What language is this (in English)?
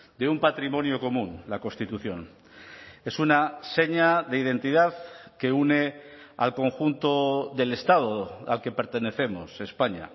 Spanish